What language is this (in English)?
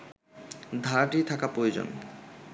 Bangla